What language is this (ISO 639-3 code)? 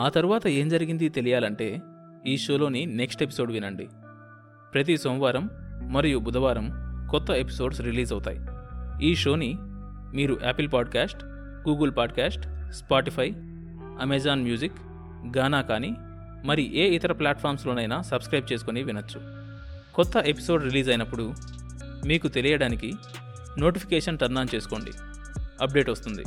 tel